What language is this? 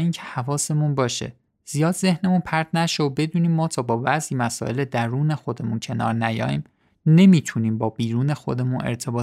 Persian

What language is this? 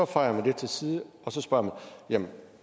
Danish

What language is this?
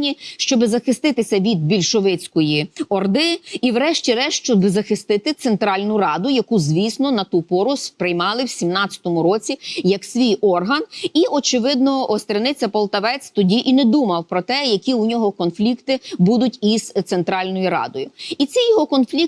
Ukrainian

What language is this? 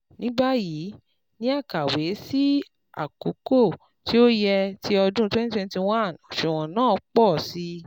Yoruba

